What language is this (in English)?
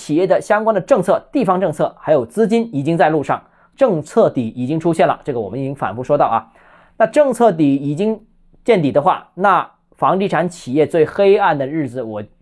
Chinese